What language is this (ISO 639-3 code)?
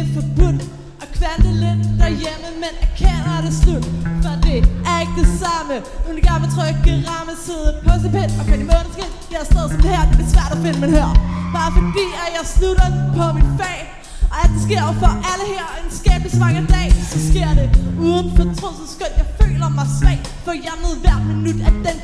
dan